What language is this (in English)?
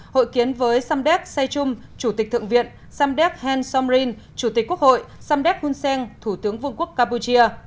Vietnamese